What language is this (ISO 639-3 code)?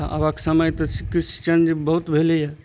mai